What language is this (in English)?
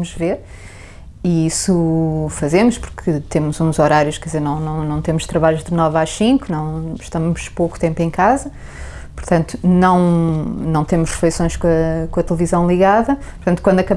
Portuguese